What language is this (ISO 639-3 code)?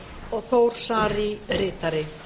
isl